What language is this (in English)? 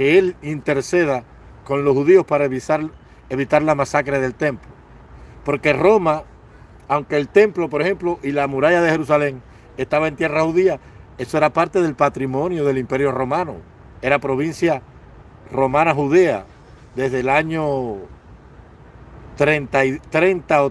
Spanish